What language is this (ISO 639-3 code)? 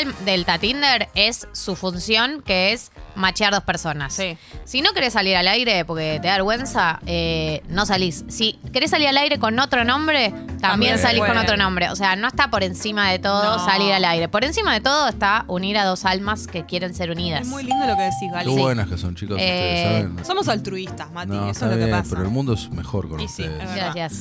spa